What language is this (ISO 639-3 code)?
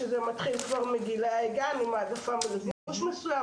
heb